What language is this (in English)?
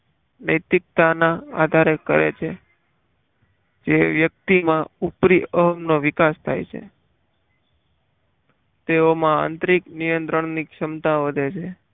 Gujarati